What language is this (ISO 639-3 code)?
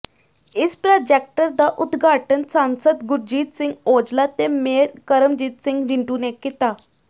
pan